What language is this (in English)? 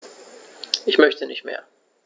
German